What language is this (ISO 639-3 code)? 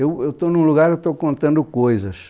por